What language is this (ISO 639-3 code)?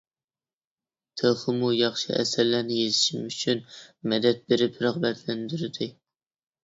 uig